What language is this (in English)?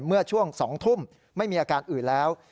Thai